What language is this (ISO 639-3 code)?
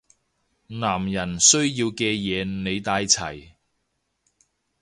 yue